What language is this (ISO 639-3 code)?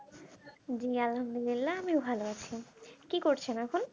ben